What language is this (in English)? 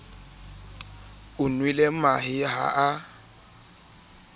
Southern Sotho